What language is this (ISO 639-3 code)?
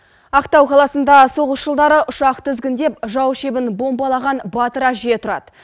kaz